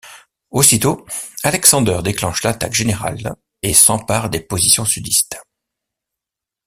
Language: French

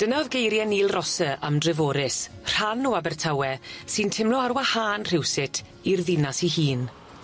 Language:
Welsh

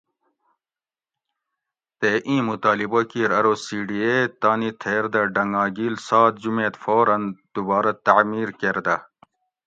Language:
Gawri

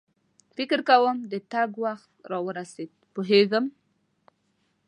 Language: Pashto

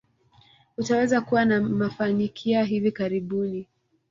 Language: Swahili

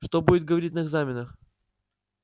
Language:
Russian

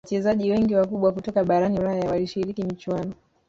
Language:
Swahili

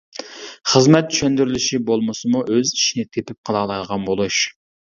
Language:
Uyghur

